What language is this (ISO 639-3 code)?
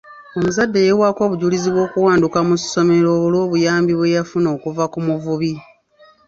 lug